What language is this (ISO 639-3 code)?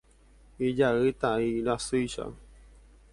grn